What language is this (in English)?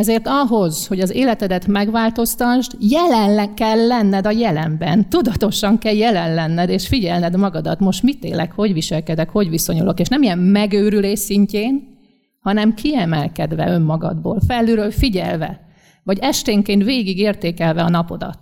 Hungarian